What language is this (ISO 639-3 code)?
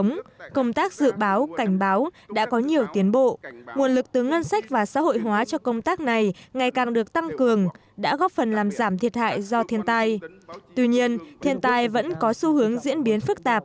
vie